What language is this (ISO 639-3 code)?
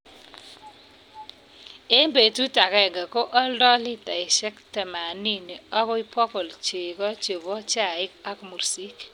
kln